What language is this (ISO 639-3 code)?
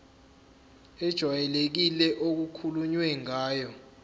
zul